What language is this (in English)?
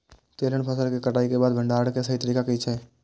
Maithili